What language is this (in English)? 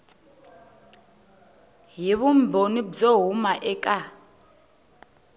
Tsonga